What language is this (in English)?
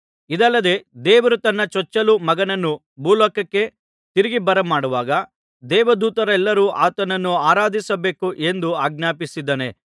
Kannada